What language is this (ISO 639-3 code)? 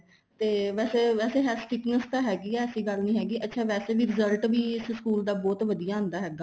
pan